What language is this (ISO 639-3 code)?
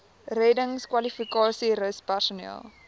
afr